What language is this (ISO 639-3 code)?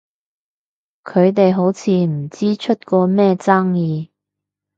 yue